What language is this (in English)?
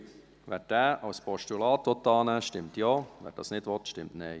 Swiss German